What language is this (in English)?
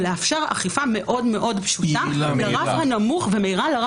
Hebrew